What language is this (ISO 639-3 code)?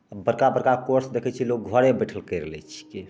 mai